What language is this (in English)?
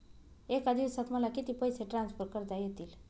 Marathi